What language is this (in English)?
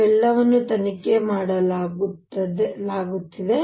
Kannada